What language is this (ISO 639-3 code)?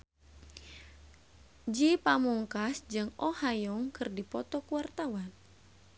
sun